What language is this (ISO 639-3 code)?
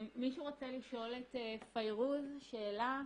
heb